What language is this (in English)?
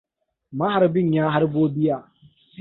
Hausa